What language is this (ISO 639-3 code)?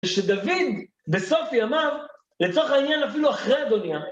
heb